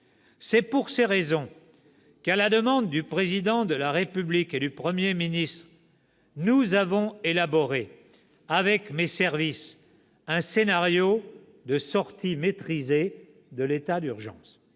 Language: French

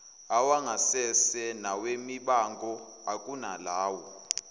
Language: Zulu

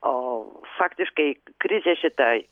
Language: Lithuanian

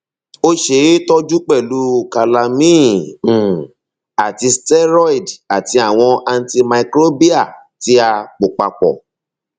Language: Yoruba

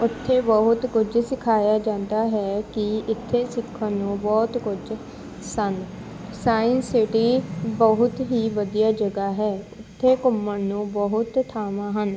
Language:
Punjabi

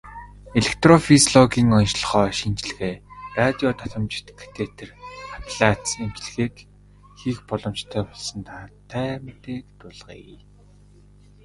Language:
Mongolian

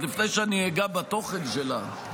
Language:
Hebrew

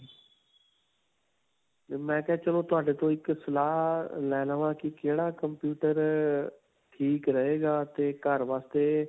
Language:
Punjabi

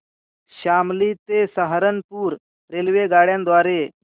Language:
Marathi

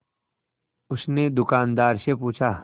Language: Hindi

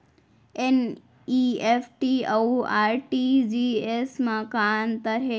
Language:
Chhattisgarhi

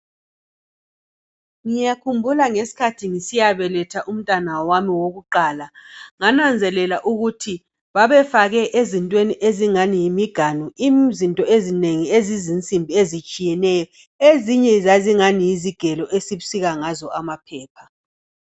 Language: North Ndebele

